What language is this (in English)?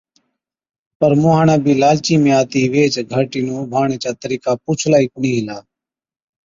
Od